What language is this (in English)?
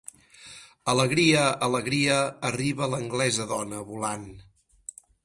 Catalan